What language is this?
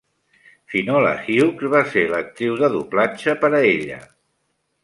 Catalan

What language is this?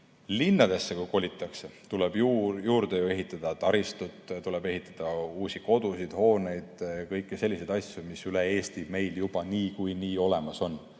Estonian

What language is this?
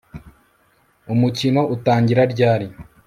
Kinyarwanda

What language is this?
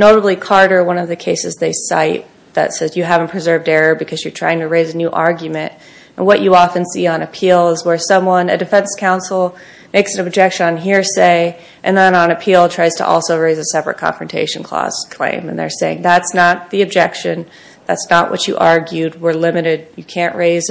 English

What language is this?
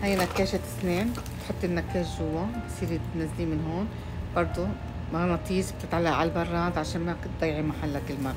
Arabic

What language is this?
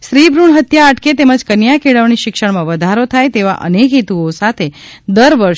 Gujarati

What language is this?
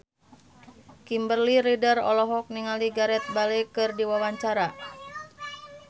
Sundanese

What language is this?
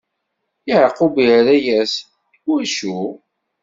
Kabyle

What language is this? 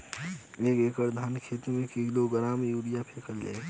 Bhojpuri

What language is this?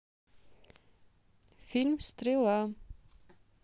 Russian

